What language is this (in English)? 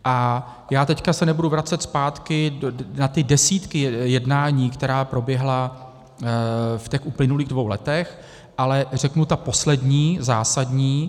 Czech